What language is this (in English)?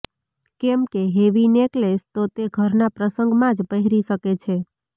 Gujarati